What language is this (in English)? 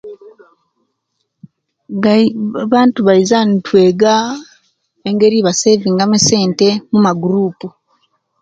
Kenyi